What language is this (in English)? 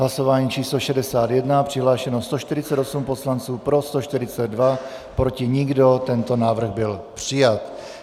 Czech